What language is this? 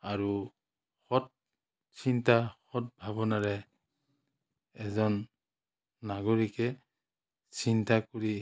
Assamese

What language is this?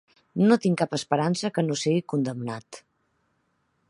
Catalan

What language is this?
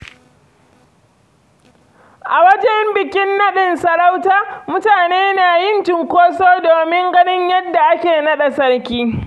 Hausa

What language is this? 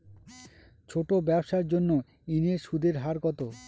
Bangla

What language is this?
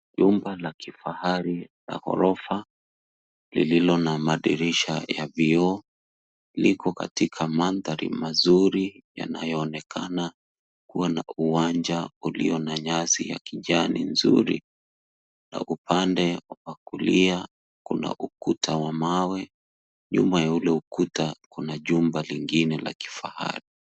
Swahili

